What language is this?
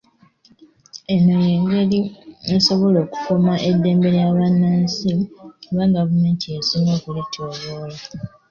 Ganda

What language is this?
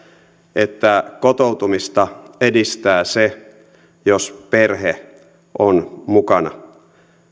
Finnish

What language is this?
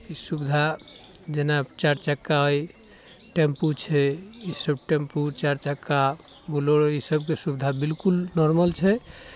Maithili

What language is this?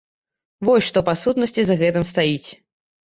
Belarusian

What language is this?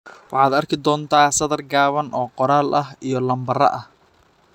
Somali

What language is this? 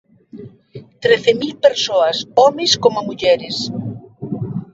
Galician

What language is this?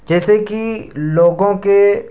Urdu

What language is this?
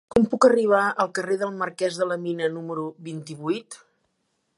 Catalan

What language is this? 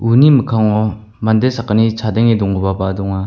Garo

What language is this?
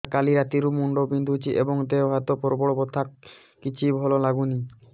Odia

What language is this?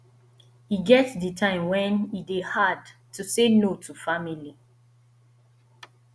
Nigerian Pidgin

